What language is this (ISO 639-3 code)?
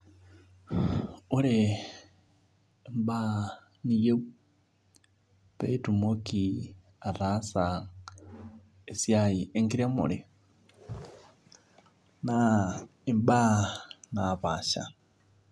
mas